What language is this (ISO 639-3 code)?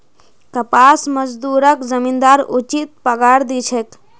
mag